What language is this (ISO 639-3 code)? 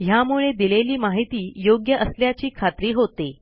mar